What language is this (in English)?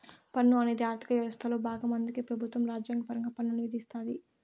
Telugu